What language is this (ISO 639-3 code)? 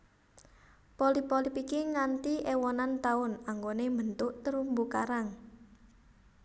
jav